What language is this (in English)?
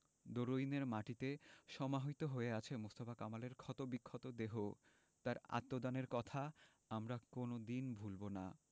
Bangla